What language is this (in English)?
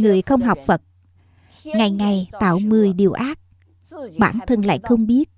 Vietnamese